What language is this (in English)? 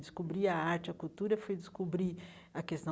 Portuguese